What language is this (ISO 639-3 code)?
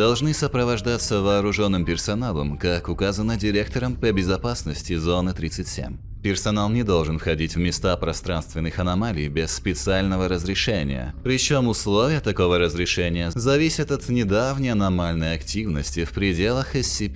rus